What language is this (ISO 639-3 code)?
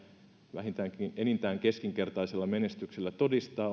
fin